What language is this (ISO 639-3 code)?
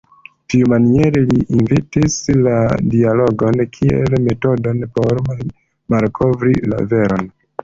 epo